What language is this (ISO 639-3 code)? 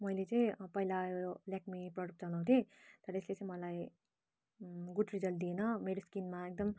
nep